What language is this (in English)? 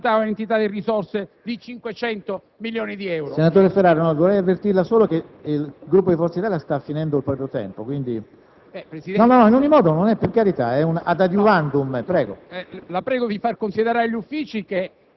Italian